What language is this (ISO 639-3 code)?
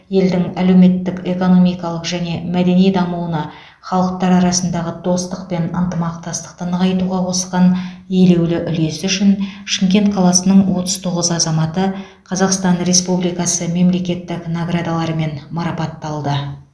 kaz